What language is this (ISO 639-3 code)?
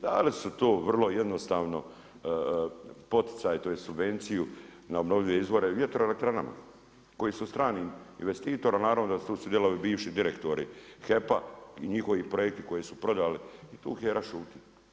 hrv